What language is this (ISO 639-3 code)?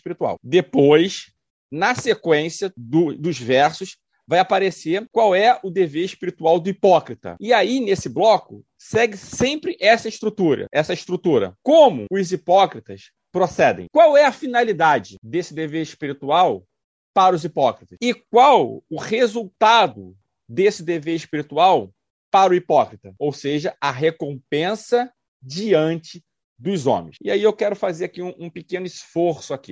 por